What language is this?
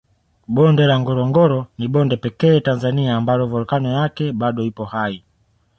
Swahili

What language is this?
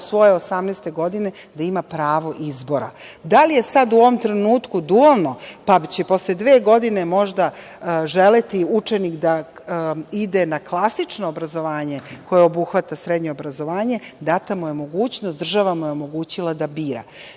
Serbian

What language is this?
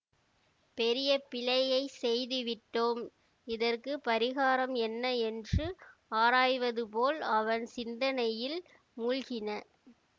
Tamil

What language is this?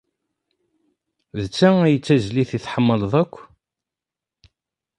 Kabyle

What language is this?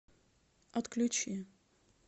Russian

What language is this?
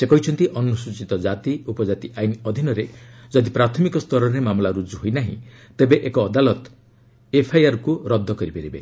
Odia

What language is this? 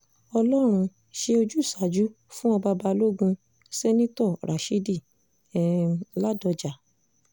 Yoruba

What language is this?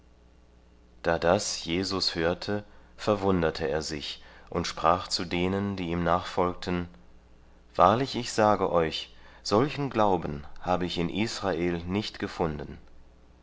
German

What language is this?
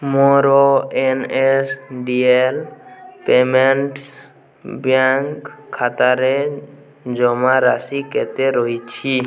Odia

